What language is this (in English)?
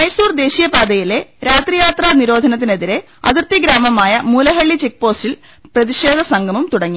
Malayalam